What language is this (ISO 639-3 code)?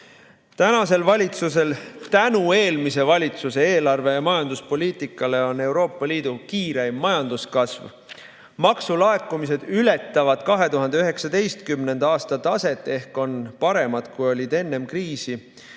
est